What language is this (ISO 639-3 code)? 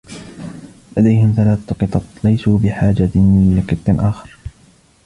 ara